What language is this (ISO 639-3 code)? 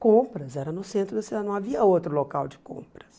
por